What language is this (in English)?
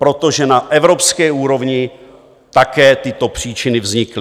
Czech